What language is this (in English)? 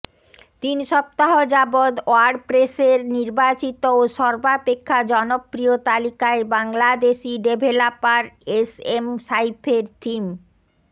Bangla